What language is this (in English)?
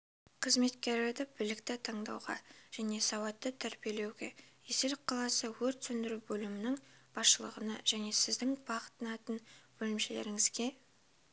Kazakh